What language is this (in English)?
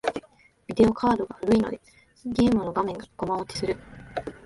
Japanese